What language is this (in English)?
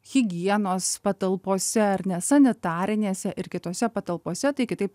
Lithuanian